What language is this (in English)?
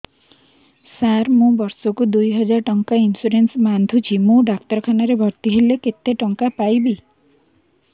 Odia